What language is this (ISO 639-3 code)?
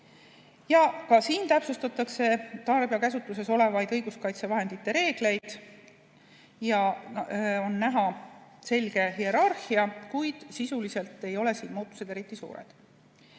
est